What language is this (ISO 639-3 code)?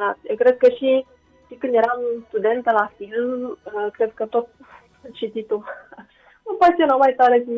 ron